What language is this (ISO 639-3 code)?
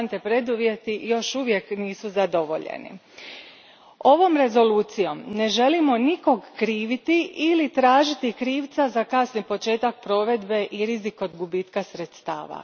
hrv